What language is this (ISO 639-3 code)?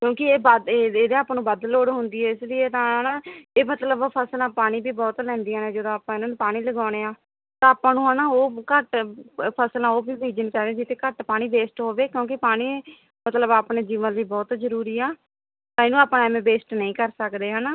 pan